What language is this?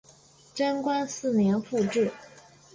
Chinese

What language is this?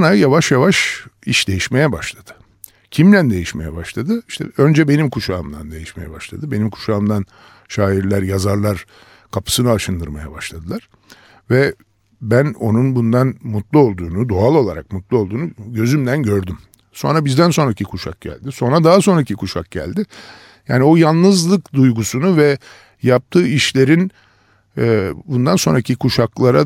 Turkish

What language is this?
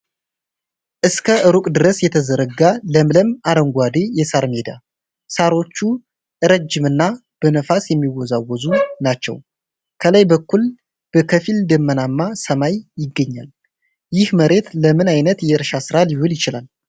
Amharic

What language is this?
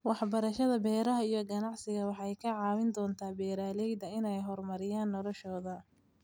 Somali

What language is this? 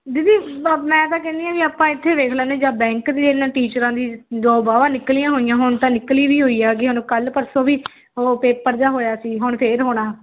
Punjabi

